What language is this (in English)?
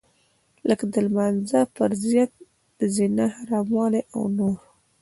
Pashto